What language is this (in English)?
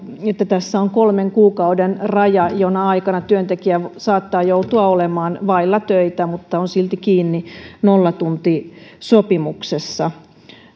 Finnish